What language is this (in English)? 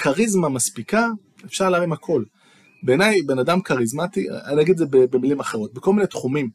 Hebrew